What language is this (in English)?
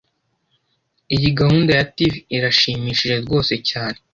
Kinyarwanda